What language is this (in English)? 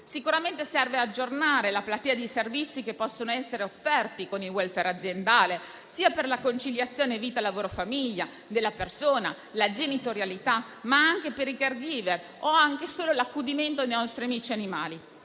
Italian